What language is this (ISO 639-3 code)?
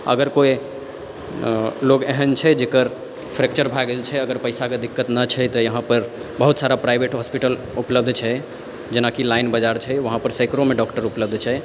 mai